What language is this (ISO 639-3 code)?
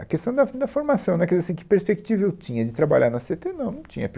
por